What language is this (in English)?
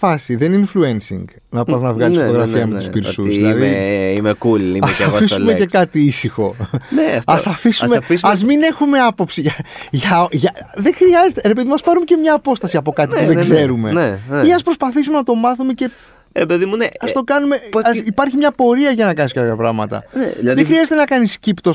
Greek